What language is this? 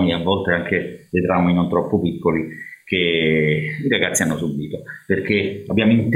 Italian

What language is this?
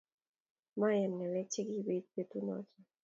Kalenjin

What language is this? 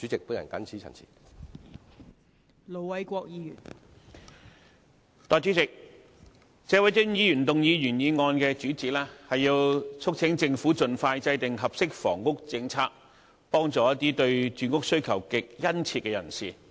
Cantonese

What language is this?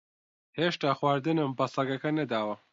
Central Kurdish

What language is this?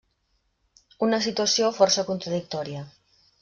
Catalan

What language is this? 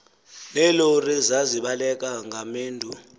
Xhosa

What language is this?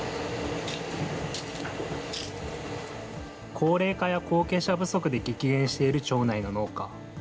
Japanese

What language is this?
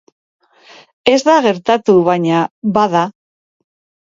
Basque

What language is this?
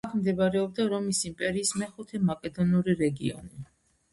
Georgian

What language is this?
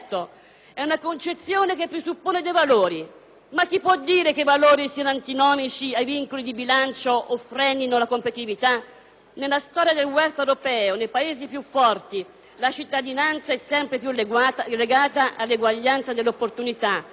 Italian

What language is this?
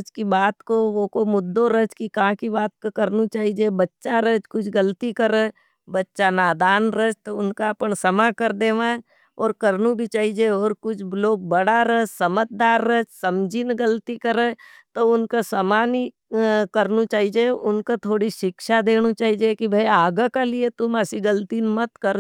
Nimadi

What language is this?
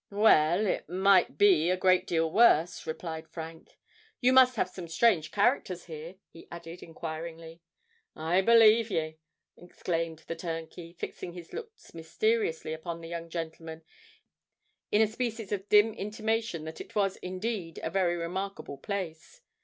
English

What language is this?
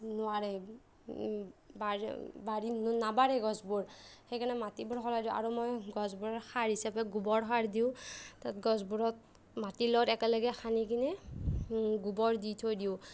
Assamese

